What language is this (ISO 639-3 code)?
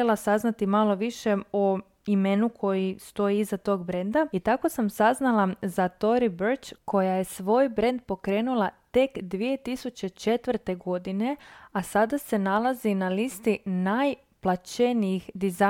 hrv